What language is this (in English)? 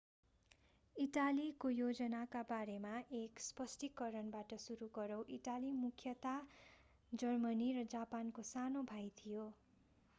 Nepali